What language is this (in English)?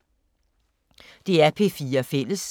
Danish